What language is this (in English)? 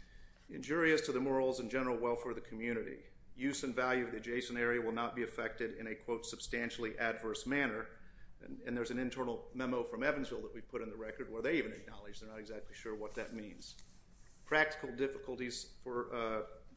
English